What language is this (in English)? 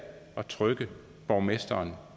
Danish